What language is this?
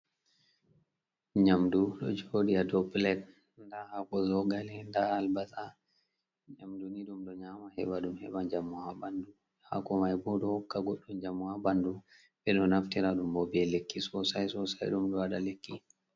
Fula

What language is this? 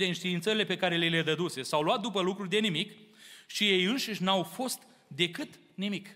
Romanian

